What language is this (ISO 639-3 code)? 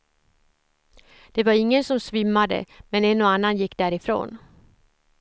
swe